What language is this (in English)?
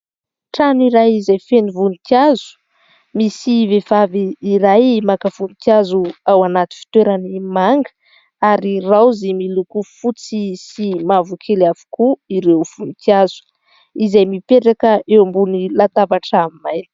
Malagasy